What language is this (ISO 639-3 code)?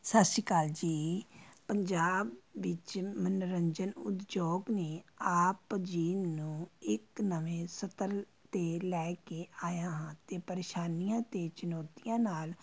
pan